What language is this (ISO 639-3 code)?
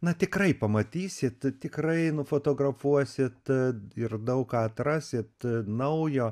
lit